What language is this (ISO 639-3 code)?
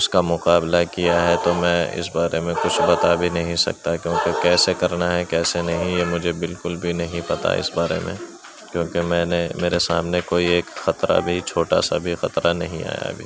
urd